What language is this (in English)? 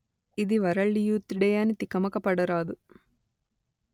Telugu